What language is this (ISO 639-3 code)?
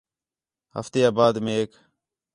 xhe